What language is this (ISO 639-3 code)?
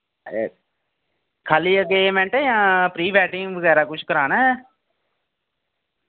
doi